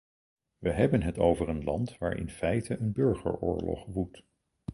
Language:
Dutch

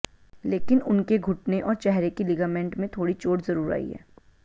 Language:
Hindi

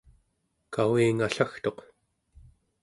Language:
Central Yupik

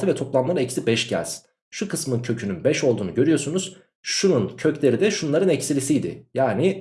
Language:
Turkish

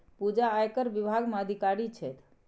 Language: Maithili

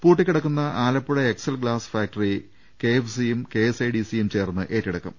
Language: Malayalam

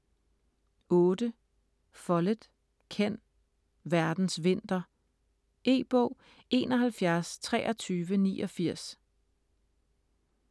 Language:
Danish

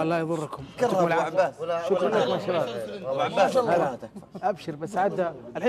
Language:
Arabic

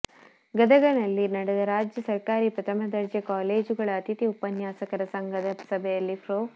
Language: Kannada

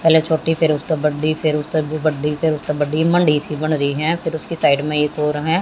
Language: Hindi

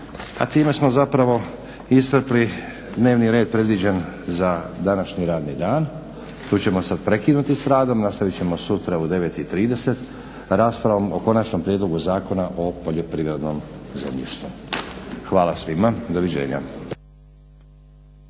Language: Croatian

